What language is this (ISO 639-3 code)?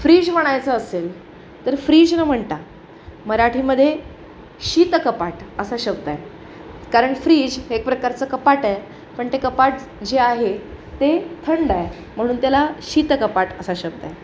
mar